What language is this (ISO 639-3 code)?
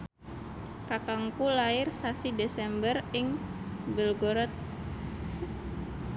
jav